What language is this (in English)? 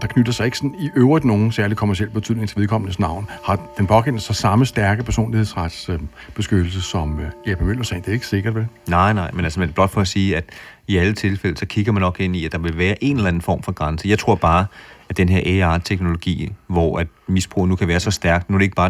Danish